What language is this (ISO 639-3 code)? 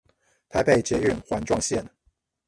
zho